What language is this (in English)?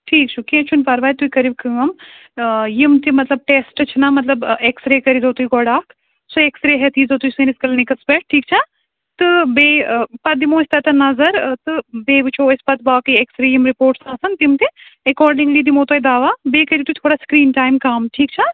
Kashmiri